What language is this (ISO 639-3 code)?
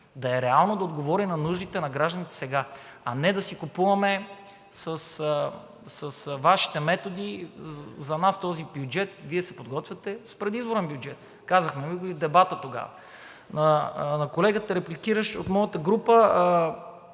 bul